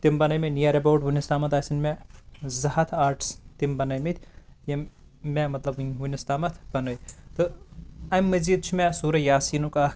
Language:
Kashmiri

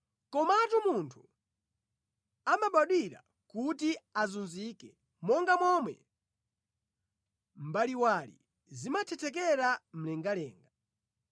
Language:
Nyanja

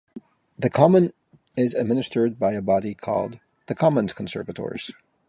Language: English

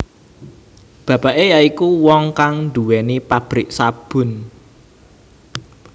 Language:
Javanese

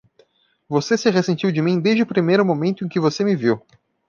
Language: Portuguese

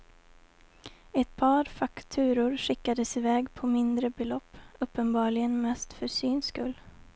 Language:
Swedish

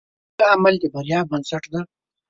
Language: Pashto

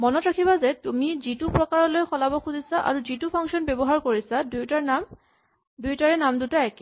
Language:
Assamese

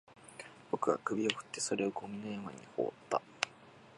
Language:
Japanese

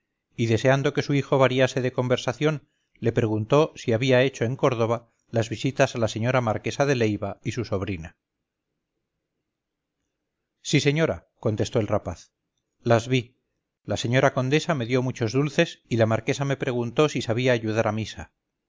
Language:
Spanish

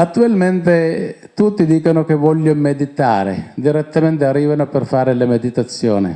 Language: Italian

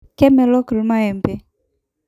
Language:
Masai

